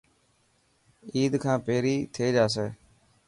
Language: Dhatki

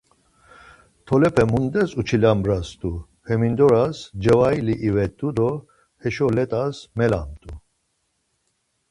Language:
Laz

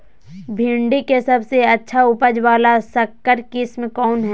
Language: Magahi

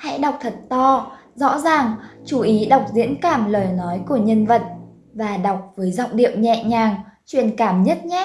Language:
Vietnamese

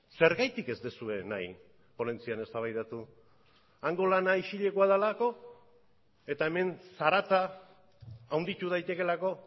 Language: Basque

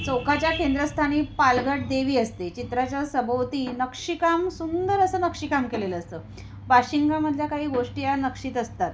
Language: Marathi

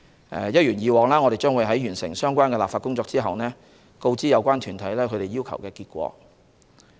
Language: Cantonese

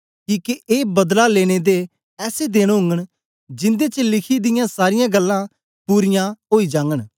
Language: Dogri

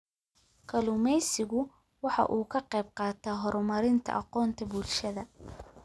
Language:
Somali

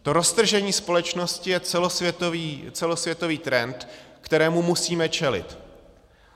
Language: Czech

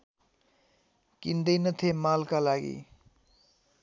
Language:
Nepali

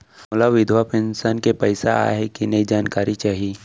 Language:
Chhattisgarhi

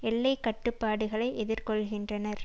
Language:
Tamil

